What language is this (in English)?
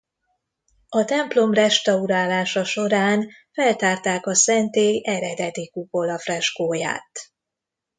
Hungarian